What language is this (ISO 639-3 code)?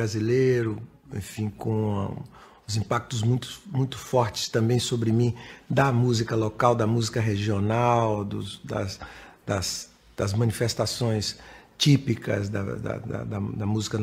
por